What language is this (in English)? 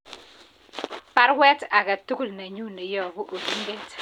Kalenjin